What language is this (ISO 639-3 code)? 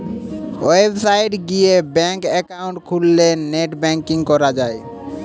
ben